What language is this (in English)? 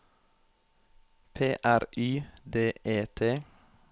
Norwegian